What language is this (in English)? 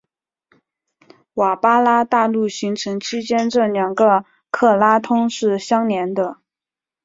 Chinese